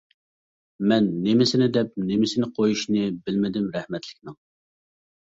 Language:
Uyghur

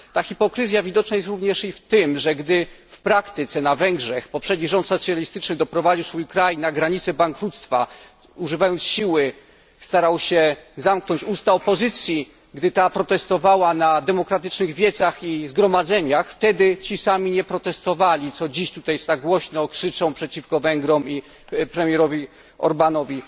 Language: Polish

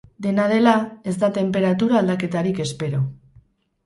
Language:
Basque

